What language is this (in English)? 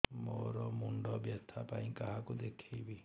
Odia